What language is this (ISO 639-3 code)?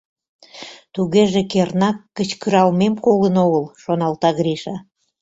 chm